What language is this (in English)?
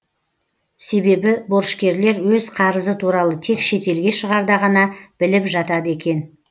Kazakh